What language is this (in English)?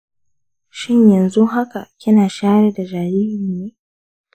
Hausa